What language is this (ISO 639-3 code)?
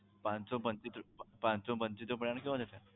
guj